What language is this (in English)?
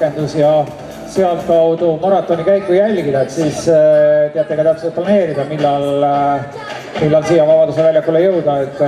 Dutch